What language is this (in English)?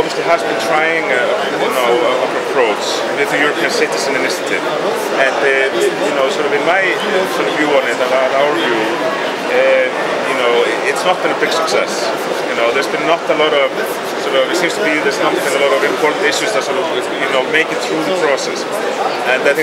English